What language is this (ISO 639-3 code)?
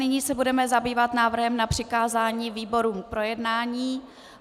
ces